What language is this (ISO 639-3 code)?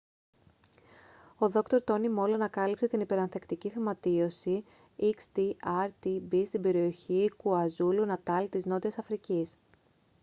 ell